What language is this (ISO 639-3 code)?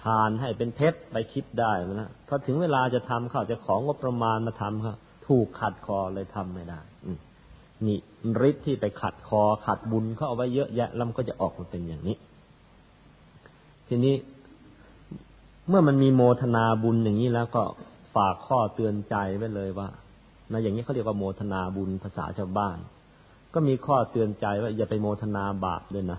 tha